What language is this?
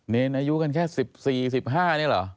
Thai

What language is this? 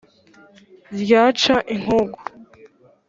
Kinyarwanda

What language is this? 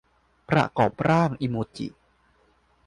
Thai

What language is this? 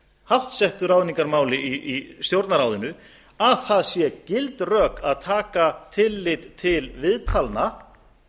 Icelandic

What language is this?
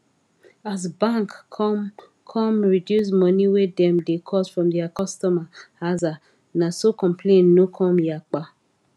Nigerian Pidgin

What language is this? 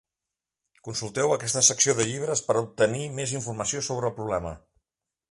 Catalan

